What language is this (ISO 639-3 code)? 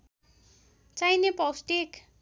nep